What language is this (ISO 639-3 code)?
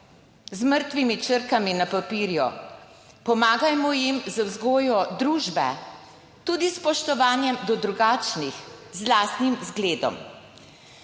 slv